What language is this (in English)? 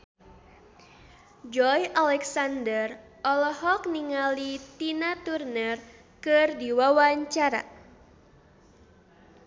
Sundanese